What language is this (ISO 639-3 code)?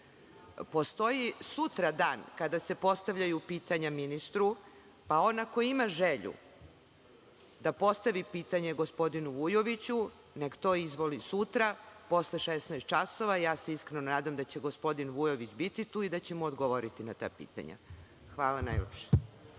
srp